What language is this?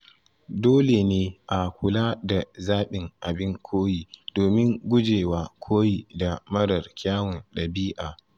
Hausa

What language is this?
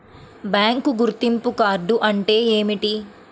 Telugu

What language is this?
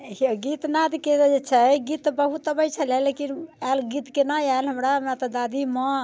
Maithili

